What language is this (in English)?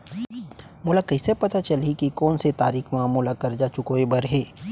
Chhattisgarhi